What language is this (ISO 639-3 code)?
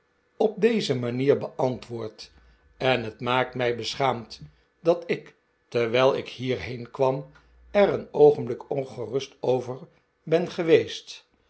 nld